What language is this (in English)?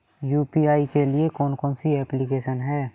Hindi